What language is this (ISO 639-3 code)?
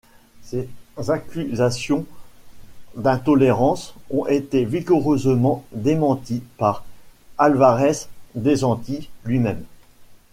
fra